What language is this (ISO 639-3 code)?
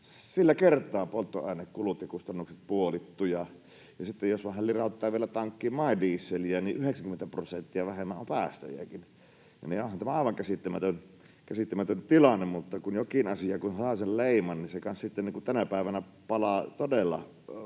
fin